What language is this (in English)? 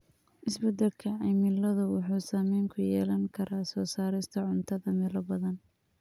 Somali